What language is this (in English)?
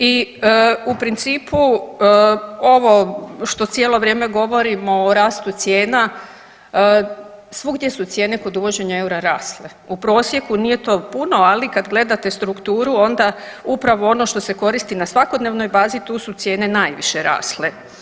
Croatian